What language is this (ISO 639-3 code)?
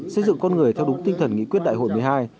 vie